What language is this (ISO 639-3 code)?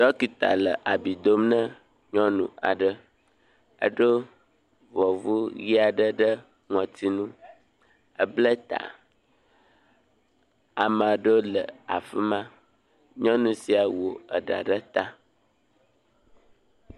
ewe